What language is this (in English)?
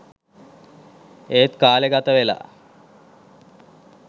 Sinhala